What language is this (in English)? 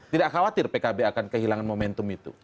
Indonesian